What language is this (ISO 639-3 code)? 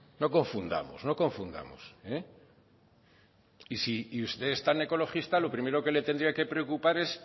spa